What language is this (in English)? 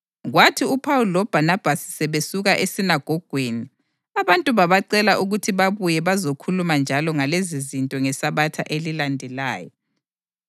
North Ndebele